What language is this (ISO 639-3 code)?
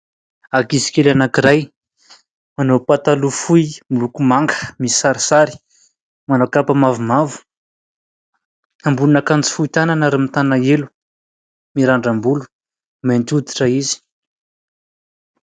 mlg